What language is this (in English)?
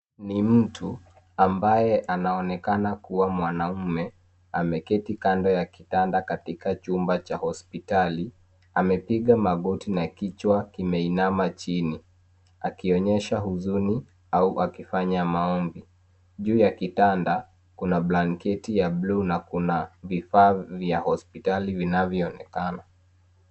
Swahili